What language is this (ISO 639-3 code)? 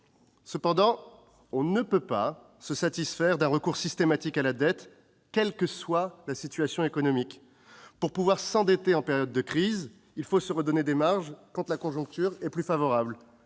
fra